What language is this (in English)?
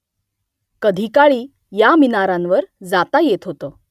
Marathi